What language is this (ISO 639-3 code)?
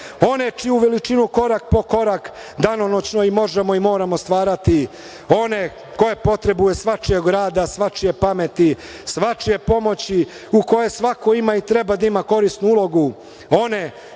srp